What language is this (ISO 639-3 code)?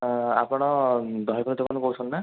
ori